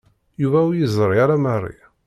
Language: Kabyle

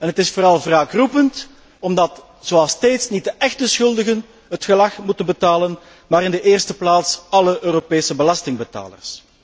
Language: Dutch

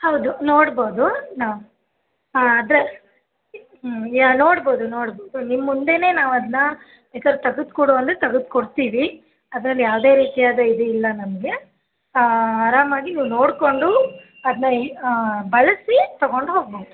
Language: Kannada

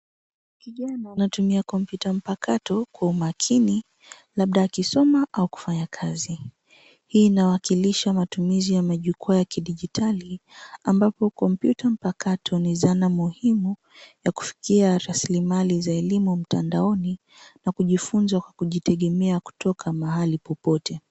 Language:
Swahili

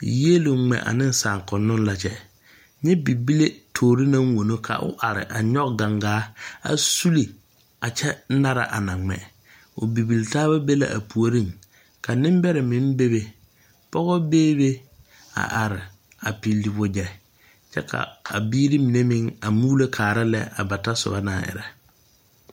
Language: Southern Dagaare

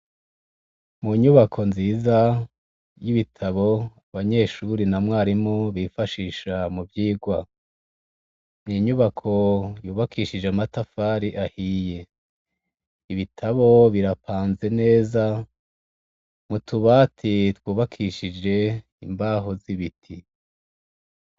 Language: Rundi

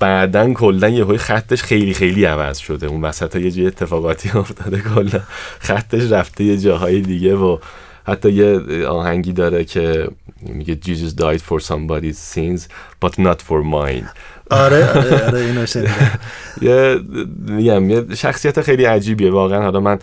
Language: Persian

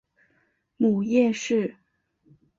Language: Chinese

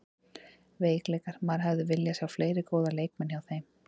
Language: Icelandic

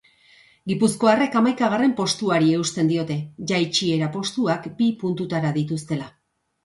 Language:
Basque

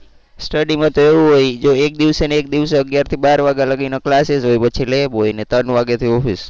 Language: Gujarati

